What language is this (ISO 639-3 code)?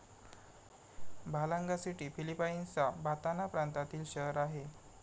mar